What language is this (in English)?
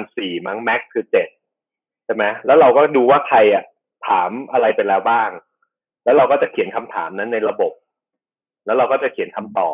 Thai